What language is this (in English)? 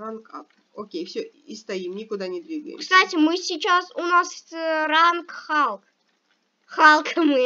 Russian